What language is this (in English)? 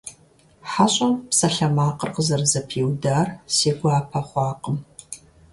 Kabardian